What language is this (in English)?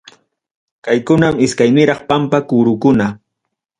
Ayacucho Quechua